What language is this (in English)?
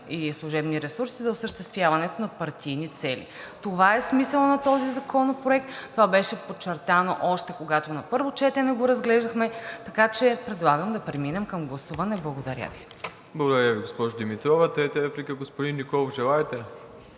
Bulgarian